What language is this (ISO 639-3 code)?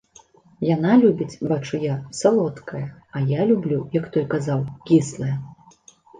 bel